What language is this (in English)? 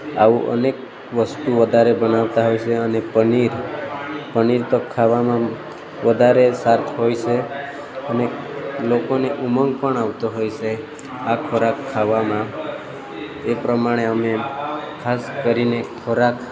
Gujarati